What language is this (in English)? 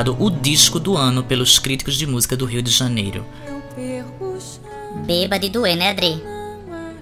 Portuguese